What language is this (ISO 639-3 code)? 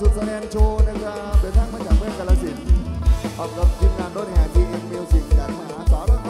tha